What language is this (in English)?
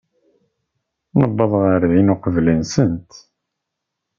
Kabyle